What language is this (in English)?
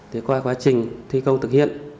Vietnamese